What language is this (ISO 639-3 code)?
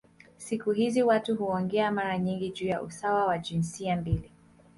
swa